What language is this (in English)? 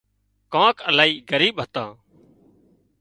Wadiyara Koli